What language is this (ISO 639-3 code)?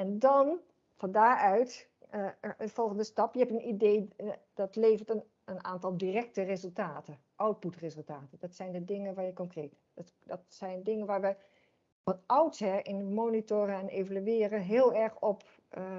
nld